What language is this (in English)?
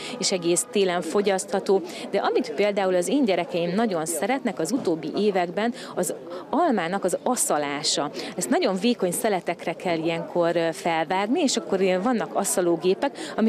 Hungarian